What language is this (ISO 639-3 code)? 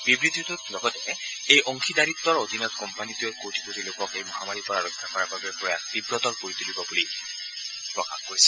asm